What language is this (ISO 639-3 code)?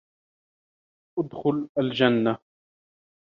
ara